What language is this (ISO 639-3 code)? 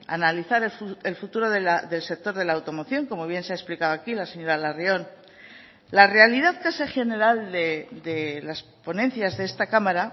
spa